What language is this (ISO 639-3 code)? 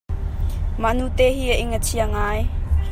cnh